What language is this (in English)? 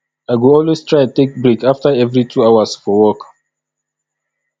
Nigerian Pidgin